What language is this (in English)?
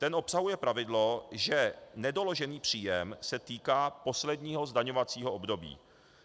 Czech